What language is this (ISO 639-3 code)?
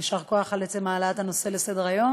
heb